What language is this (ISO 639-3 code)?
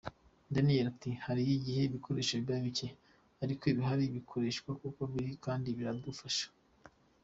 kin